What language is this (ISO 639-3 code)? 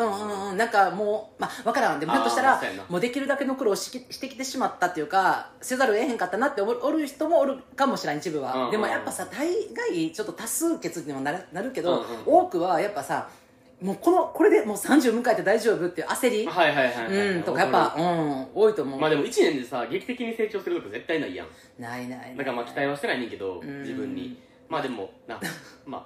jpn